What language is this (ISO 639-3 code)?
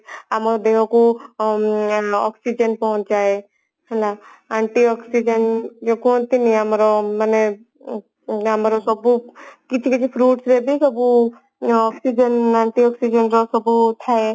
ori